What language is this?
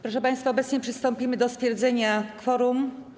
Polish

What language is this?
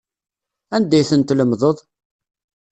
Kabyle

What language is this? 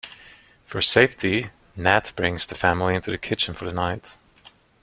English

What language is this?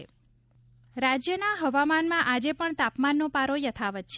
Gujarati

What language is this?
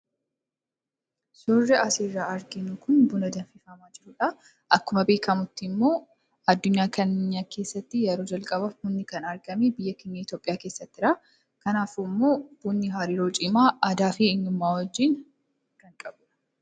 Oromo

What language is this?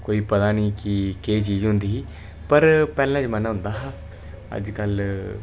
Dogri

